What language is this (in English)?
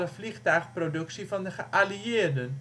Dutch